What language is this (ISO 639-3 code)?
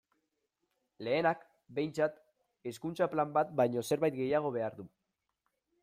eus